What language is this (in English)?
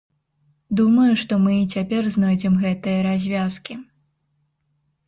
Belarusian